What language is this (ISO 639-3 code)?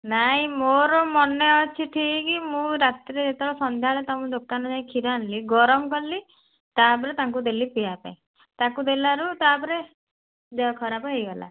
ori